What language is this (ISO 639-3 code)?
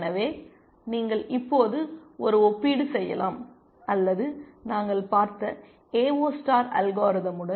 tam